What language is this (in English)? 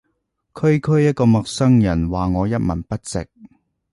Cantonese